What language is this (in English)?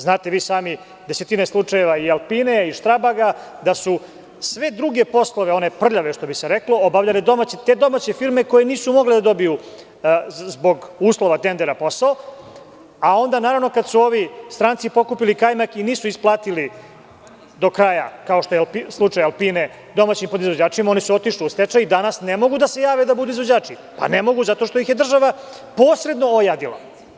Serbian